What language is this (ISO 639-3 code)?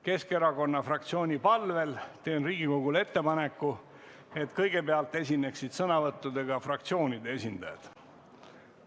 est